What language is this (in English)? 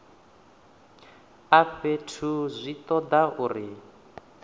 Venda